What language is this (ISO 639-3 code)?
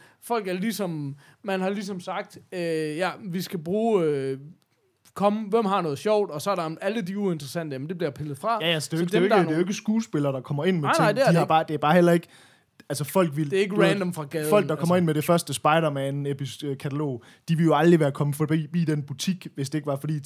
dan